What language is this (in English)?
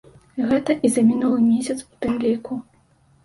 Belarusian